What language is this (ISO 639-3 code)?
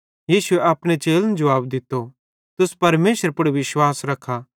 bhd